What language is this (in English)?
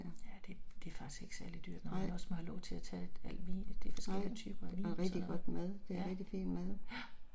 Danish